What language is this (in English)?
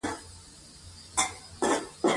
Pashto